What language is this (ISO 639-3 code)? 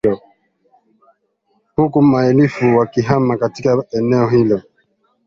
swa